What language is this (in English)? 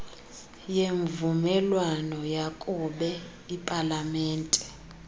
Xhosa